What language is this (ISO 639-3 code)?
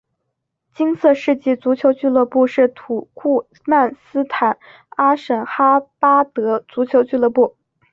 zho